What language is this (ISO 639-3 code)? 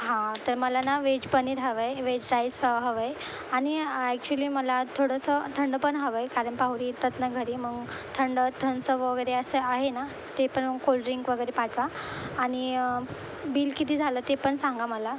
mar